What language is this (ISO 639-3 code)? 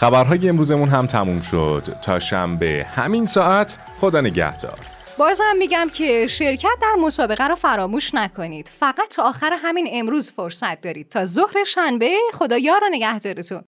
fas